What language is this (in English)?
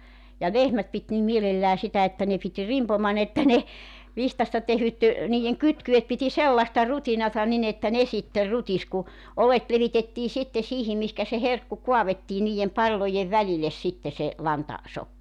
Finnish